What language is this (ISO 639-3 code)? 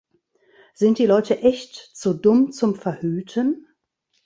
deu